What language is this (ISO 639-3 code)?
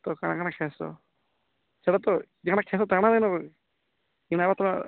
ori